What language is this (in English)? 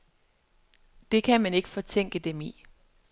Danish